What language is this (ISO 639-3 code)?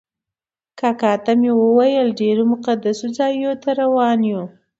pus